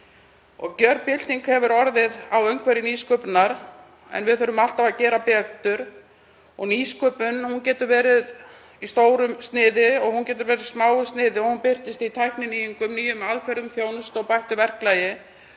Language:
Icelandic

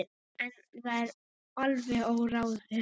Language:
Icelandic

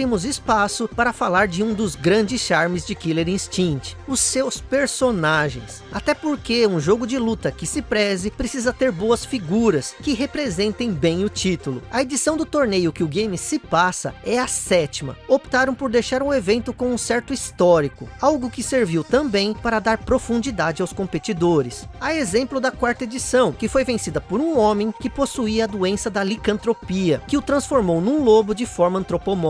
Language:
Portuguese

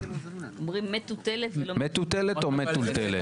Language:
Hebrew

